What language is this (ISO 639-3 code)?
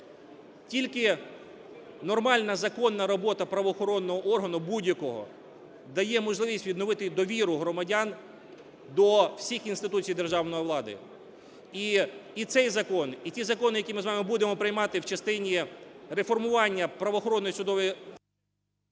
ukr